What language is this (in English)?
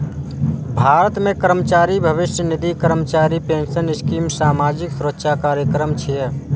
Maithili